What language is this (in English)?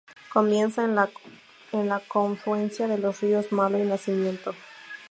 Spanish